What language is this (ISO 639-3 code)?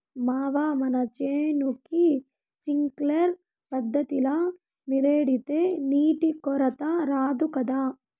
tel